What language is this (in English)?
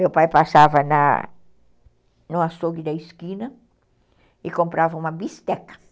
Portuguese